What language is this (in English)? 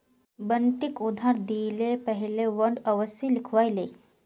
Magahi